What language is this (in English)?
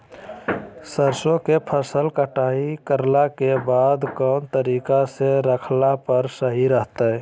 Magahi